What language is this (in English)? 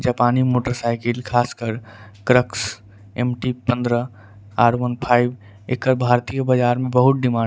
Angika